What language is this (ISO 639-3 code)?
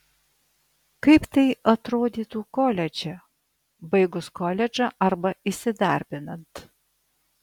lit